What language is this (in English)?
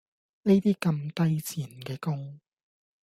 Cantonese